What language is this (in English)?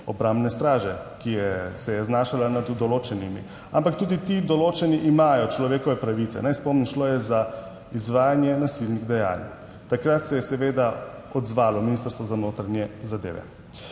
Slovenian